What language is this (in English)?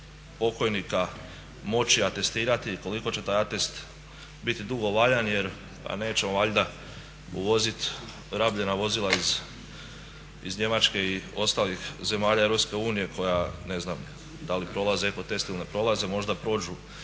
Croatian